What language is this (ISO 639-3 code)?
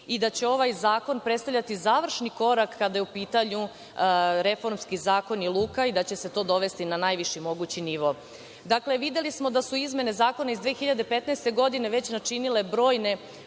srp